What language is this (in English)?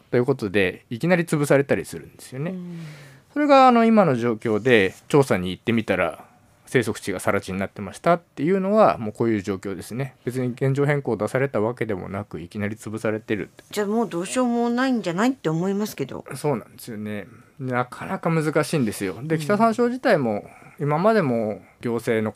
Japanese